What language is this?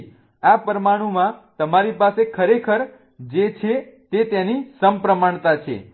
Gujarati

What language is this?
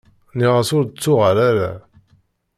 Kabyle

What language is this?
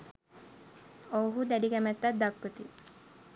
Sinhala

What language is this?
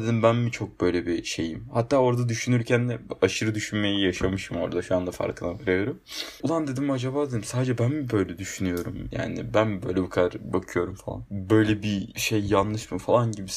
Turkish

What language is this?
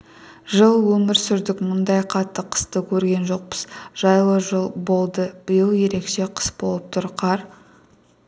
Kazakh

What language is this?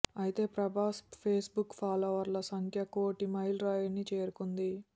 Telugu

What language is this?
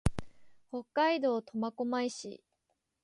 Japanese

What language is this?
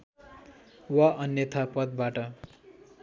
Nepali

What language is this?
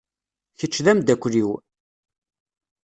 Kabyle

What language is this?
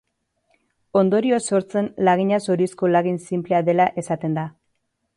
Basque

